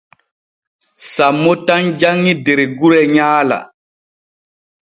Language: Borgu Fulfulde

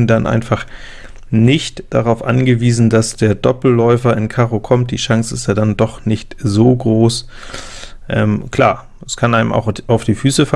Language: German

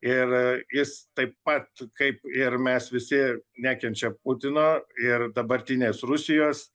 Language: Lithuanian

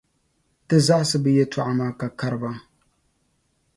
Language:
Dagbani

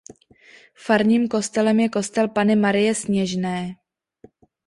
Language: Czech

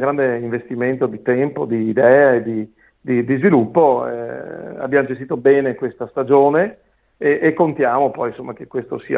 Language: Italian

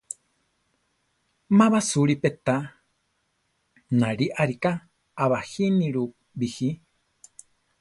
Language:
Central Tarahumara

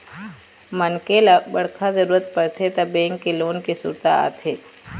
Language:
Chhattisgarhi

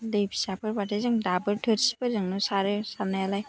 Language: Bodo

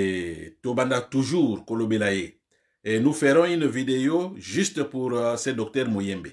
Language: French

